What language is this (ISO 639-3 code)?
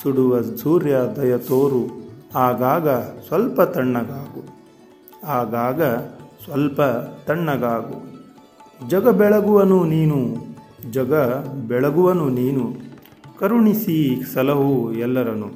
kan